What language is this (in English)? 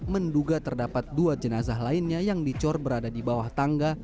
Indonesian